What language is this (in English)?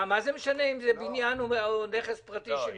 Hebrew